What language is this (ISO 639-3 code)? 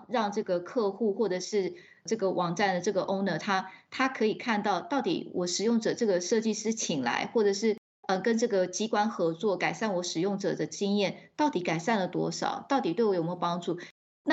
zho